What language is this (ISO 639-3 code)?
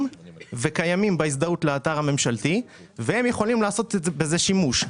heb